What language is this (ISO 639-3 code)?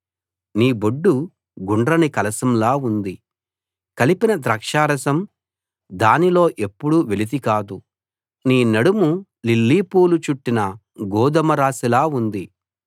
tel